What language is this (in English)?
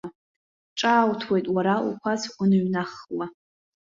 Abkhazian